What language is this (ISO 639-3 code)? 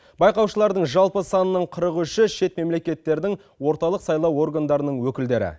kaz